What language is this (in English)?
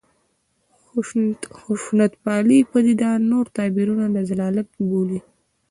Pashto